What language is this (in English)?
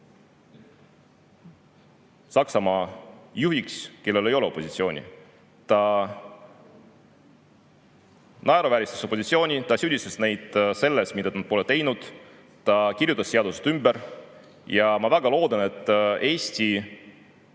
Estonian